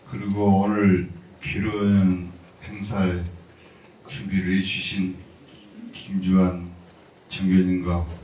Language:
Korean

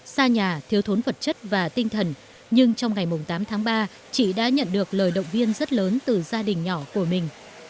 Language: Vietnamese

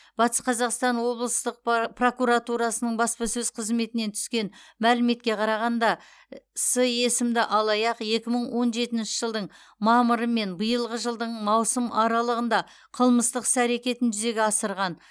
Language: Kazakh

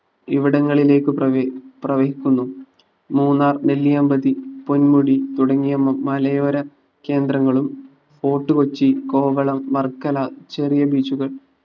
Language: Malayalam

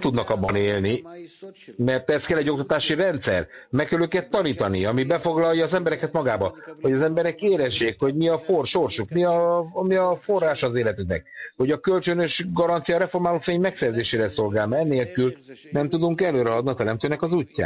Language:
Hungarian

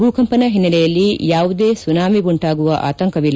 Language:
Kannada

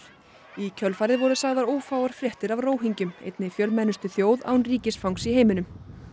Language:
Icelandic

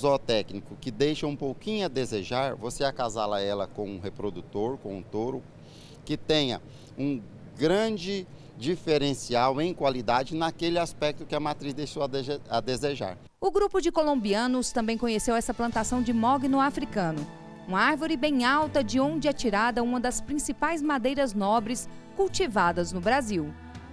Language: Portuguese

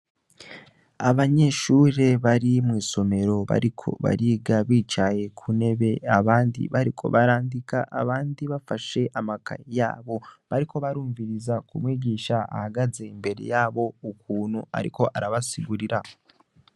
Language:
Rundi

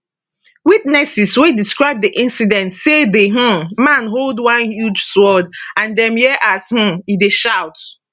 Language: Nigerian Pidgin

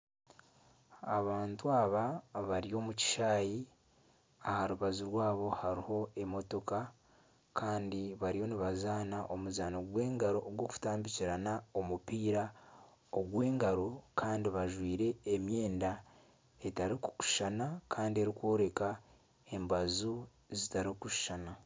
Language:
Nyankole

